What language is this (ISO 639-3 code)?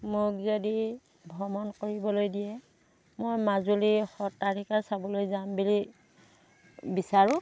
asm